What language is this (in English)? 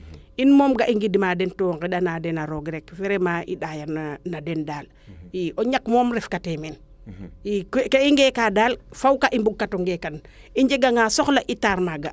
Serer